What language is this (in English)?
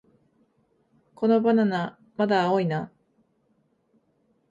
Japanese